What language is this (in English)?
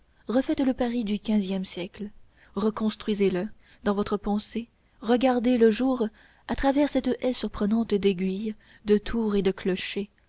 French